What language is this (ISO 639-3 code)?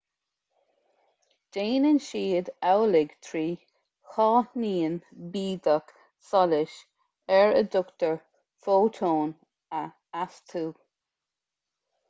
gle